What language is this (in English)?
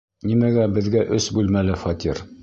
Bashkir